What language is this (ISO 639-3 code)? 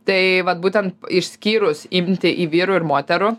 lit